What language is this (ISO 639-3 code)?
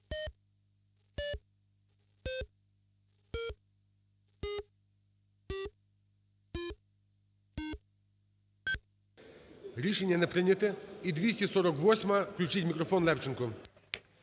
ukr